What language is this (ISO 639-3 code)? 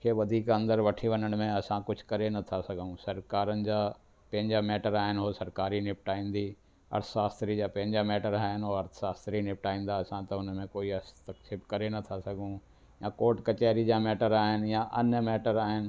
snd